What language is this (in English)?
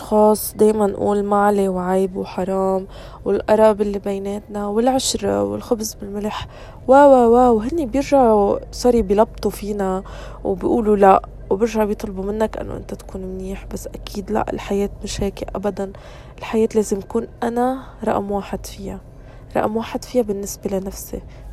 Arabic